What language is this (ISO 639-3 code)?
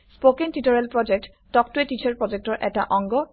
asm